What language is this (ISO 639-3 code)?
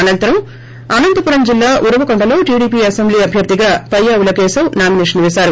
tel